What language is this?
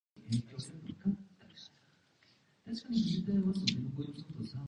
Japanese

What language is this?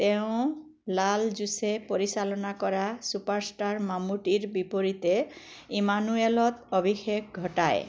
Assamese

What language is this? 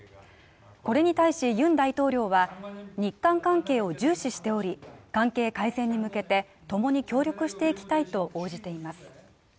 Japanese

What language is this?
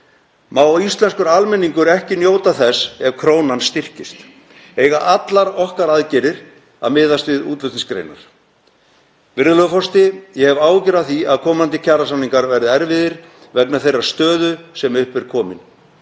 Icelandic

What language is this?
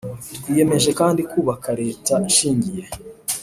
Kinyarwanda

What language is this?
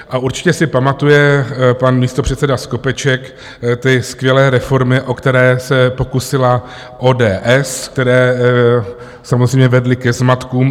Czech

